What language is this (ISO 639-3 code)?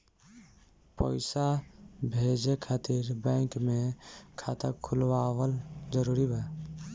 bho